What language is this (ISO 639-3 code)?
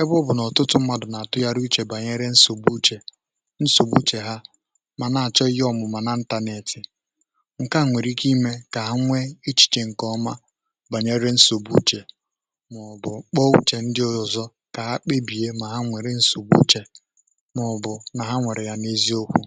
ibo